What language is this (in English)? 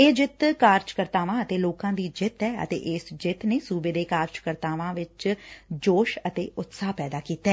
Punjabi